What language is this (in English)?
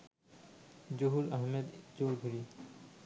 Bangla